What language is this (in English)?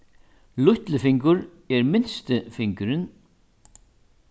Faroese